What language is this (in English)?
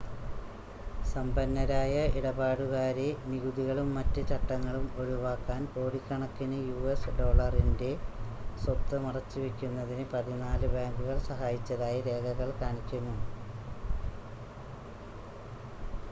Malayalam